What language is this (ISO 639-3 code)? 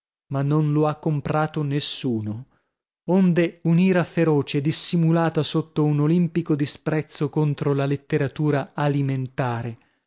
ita